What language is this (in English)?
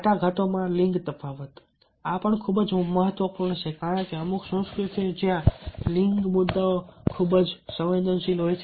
Gujarati